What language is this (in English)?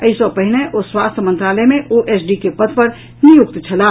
Maithili